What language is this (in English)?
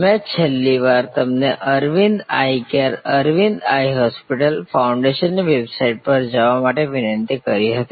Gujarati